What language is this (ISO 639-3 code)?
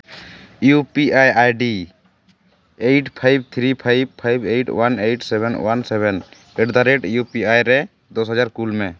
sat